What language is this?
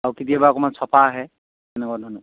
Assamese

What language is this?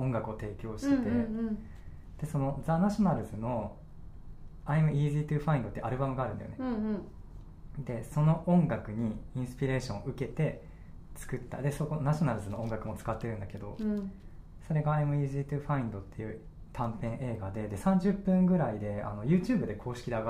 Japanese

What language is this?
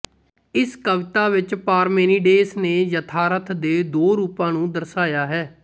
Punjabi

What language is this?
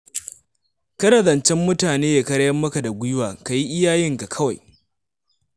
Hausa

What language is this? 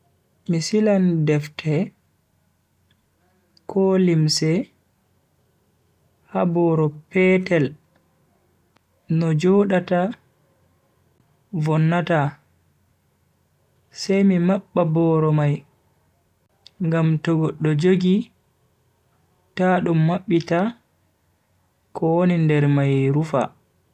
Bagirmi Fulfulde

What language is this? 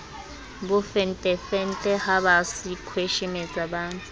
Southern Sotho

